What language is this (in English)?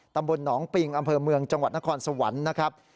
Thai